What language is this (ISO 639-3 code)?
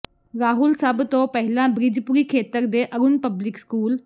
pan